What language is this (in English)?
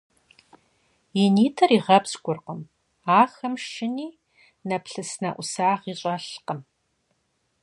Kabardian